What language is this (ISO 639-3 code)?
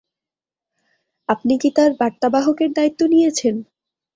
ben